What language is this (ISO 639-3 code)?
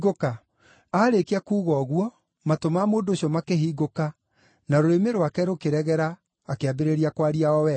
kik